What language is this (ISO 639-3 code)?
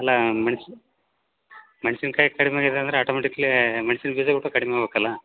kan